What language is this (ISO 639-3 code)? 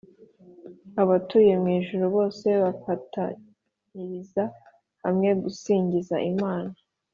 kin